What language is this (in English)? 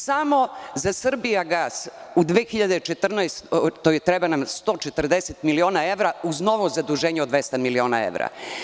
Serbian